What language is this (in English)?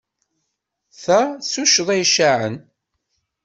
Kabyle